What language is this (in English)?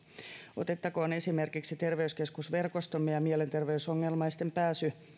Finnish